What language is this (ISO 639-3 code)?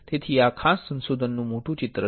guj